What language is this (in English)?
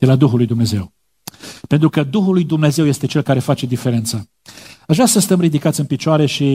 Romanian